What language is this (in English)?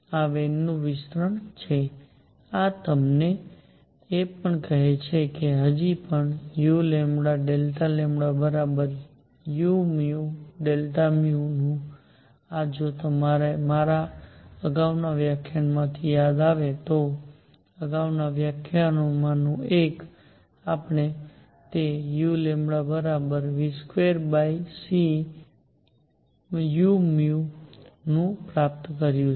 Gujarati